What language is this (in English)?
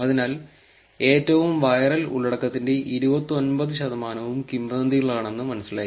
Malayalam